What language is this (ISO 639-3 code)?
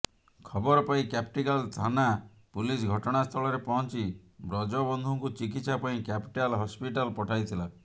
ori